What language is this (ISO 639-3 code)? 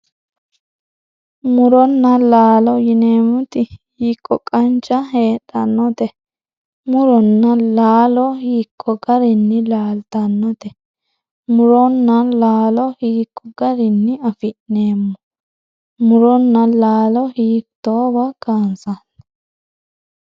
sid